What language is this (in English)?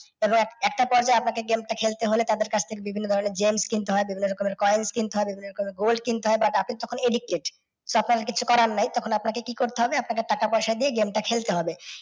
Bangla